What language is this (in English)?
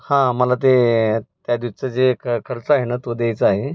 Marathi